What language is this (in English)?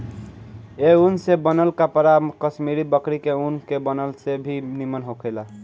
Bhojpuri